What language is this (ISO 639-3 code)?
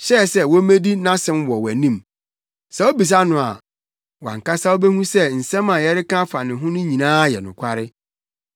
aka